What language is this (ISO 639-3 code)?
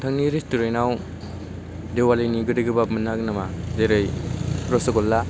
brx